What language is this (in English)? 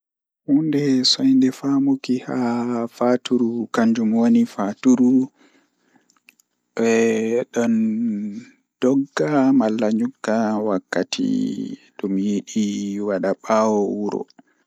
Fula